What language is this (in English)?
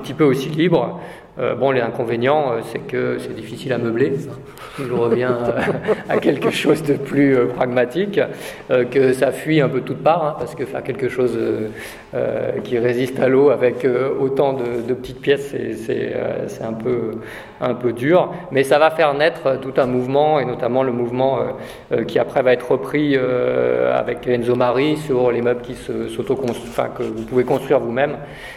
French